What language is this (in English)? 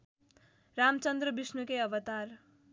Nepali